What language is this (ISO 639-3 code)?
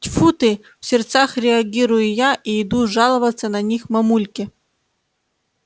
rus